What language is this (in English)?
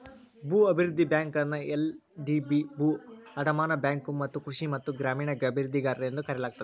Kannada